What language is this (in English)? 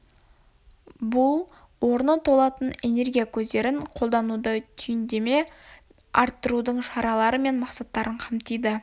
Kazakh